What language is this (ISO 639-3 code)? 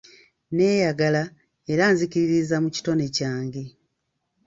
lug